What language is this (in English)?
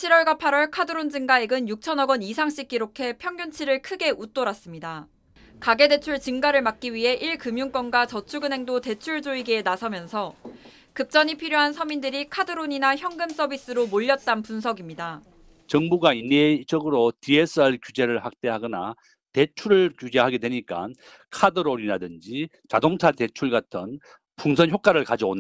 Korean